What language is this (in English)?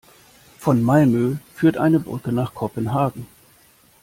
German